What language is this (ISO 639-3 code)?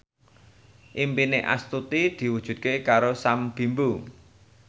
jav